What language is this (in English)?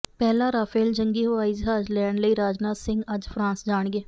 Punjabi